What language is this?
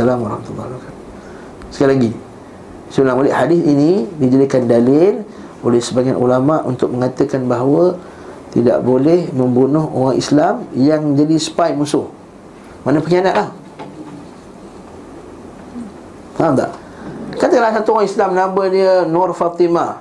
Malay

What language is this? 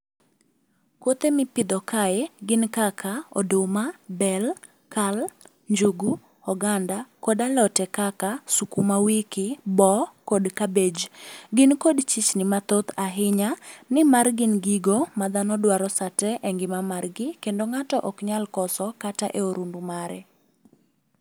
Luo (Kenya and Tanzania)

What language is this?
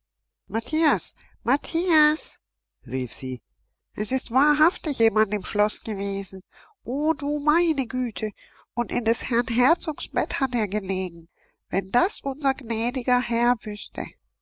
German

